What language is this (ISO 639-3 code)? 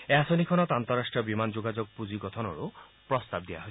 asm